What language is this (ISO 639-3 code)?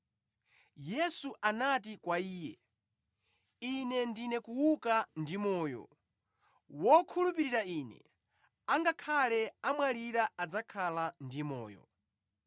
nya